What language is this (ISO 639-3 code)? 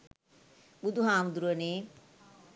sin